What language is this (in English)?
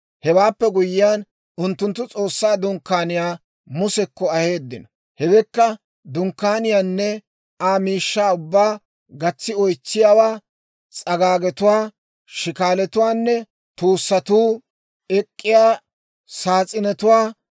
Dawro